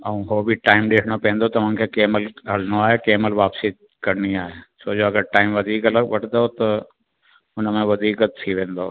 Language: Sindhi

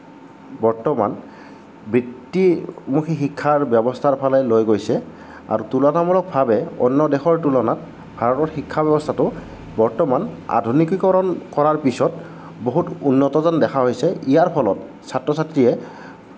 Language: Assamese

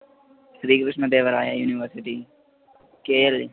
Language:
Telugu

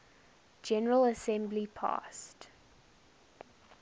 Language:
English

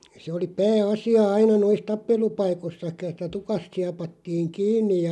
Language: Finnish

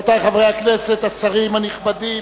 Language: Hebrew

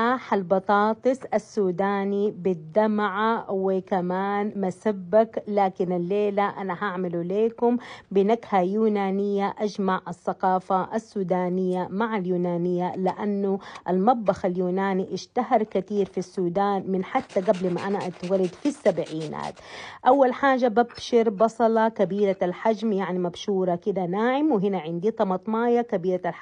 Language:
Arabic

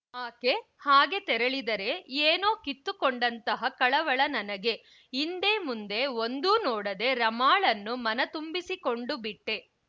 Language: Kannada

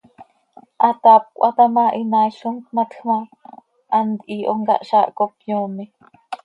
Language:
Seri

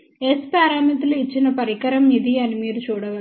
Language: Telugu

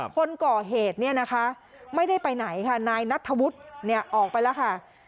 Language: Thai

